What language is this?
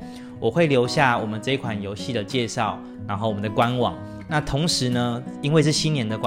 Chinese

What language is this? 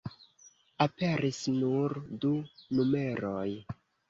Esperanto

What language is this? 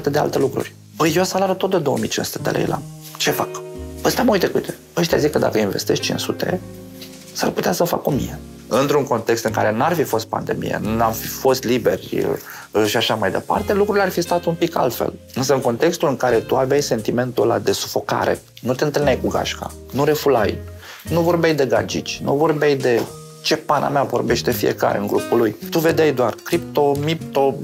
Romanian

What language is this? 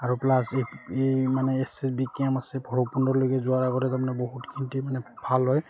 Assamese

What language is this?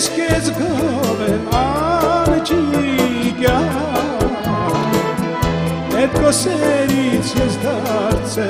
Romanian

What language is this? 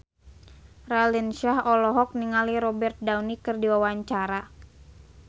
Sundanese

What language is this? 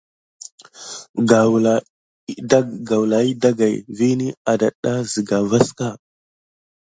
Gidar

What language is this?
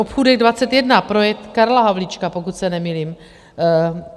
Czech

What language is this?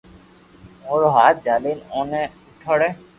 Loarki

